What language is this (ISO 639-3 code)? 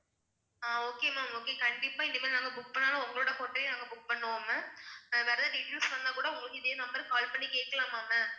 tam